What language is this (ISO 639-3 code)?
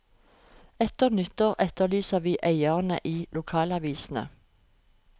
nor